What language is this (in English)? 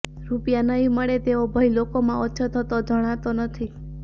Gujarati